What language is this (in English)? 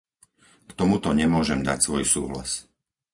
Slovak